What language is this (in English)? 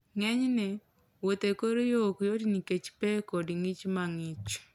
Luo (Kenya and Tanzania)